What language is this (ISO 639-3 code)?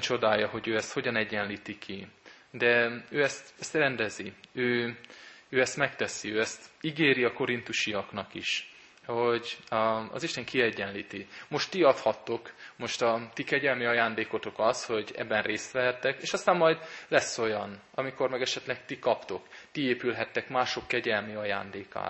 hun